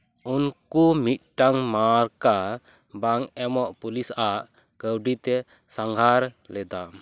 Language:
Santali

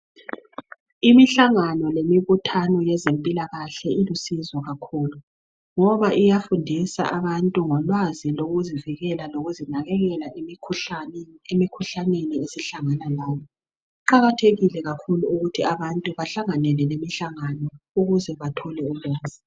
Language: North Ndebele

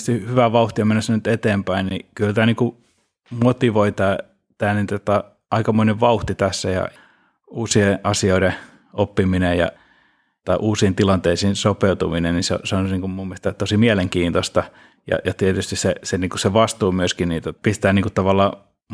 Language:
Finnish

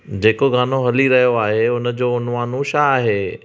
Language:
Sindhi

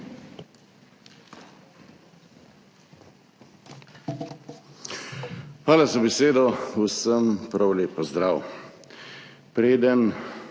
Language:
Slovenian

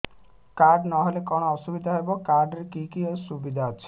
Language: Odia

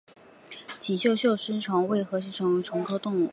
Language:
Chinese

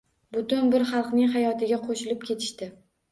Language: Uzbek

